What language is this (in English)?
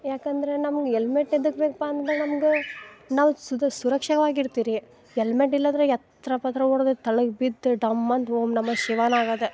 Kannada